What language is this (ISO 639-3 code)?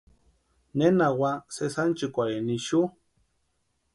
pua